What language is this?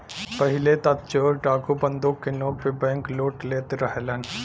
Bhojpuri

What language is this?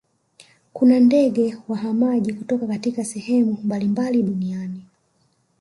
Swahili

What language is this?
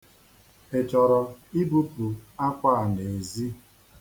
Igbo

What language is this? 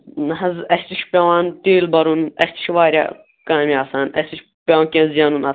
Kashmiri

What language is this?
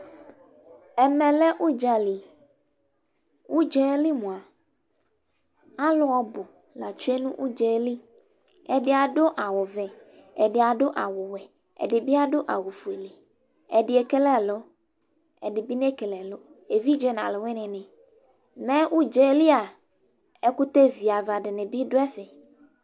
Ikposo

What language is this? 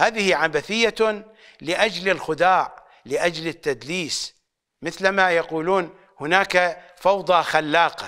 Arabic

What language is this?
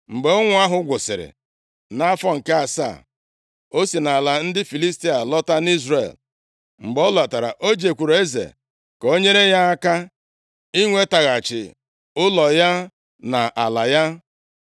Igbo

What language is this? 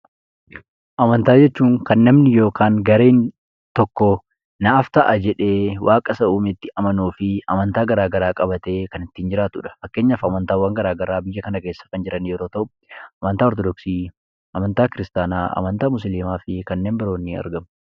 Oromo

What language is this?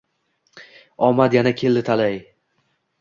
Uzbek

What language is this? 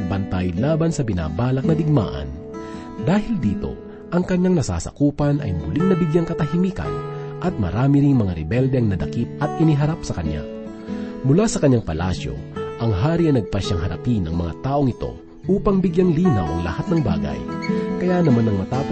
Filipino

